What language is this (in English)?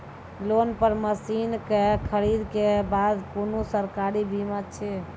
Maithili